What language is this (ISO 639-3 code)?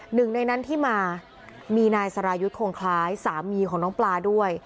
tha